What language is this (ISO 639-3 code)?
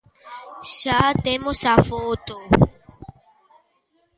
glg